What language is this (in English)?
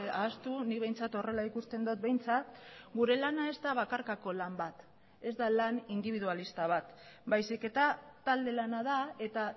Basque